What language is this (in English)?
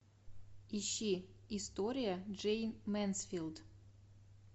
Russian